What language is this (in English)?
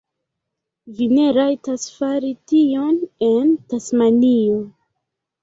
Esperanto